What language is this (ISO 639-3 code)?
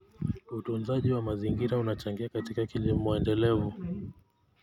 kln